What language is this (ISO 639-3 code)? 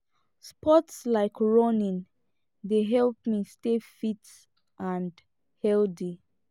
pcm